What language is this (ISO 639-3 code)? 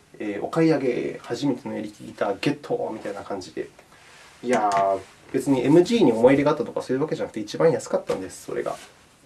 jpn